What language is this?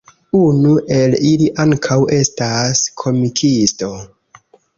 Esperanto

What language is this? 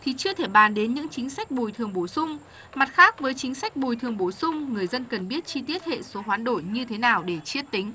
Vietnamese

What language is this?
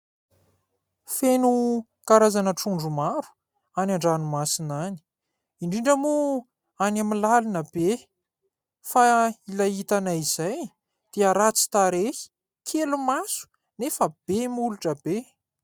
Malagasy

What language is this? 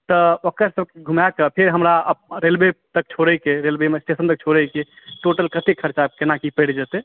Maithili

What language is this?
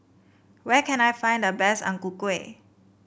English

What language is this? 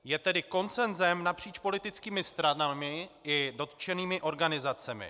Czech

